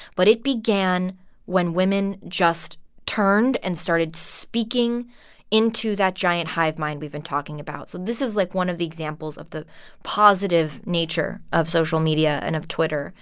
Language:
English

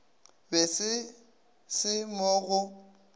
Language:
Northern Sotho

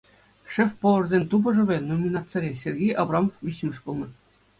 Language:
Chuvash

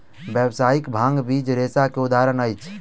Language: Maithili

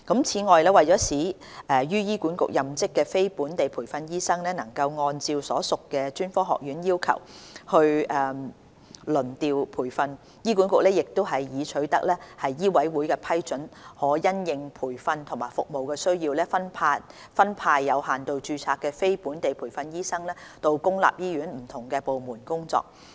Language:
Cantonese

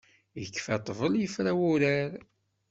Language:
Kabyle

